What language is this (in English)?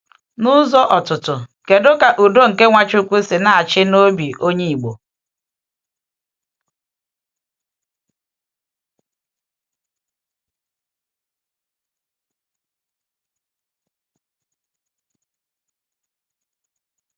Igbo